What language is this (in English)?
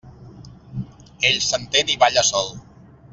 Catalan